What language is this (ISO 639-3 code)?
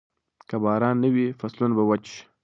pus